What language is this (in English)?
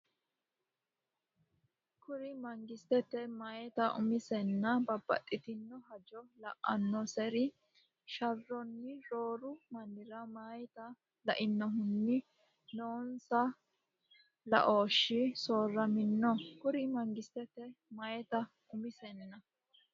Sidamo